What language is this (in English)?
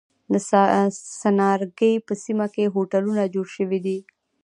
Pashto